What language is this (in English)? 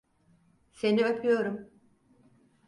Turkish